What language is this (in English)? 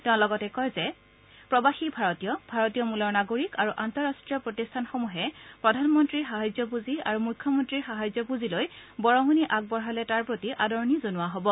Assamese